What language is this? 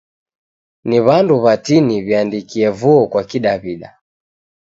Taita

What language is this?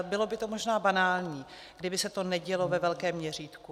Czech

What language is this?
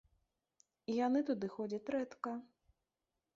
Belarusian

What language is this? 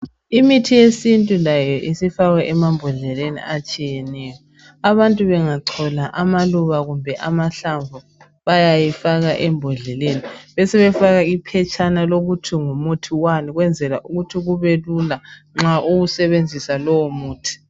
North Ndebele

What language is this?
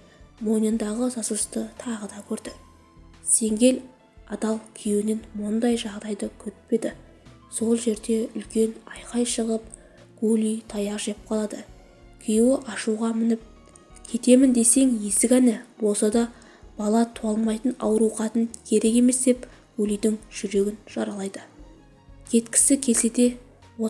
Turkish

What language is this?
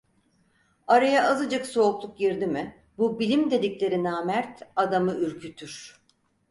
Turkish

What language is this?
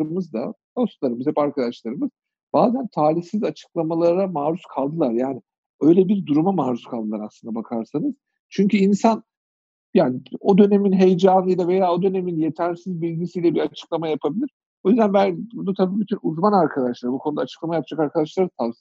Turkish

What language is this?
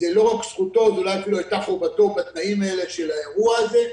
Hebrew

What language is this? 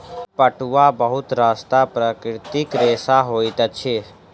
Maithili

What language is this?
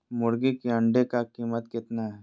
Magahi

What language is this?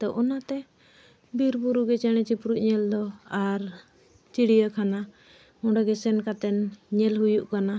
Santali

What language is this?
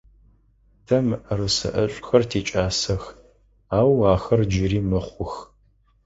Adyghe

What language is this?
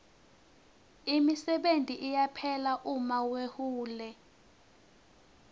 Swati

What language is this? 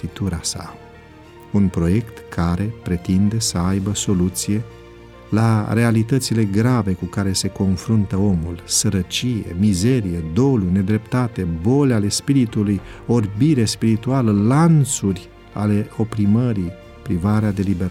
Romanian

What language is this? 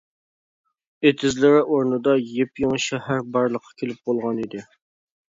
Uyghur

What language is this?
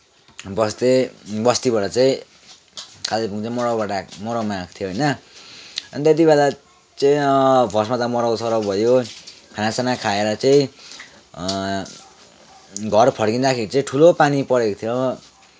Nepali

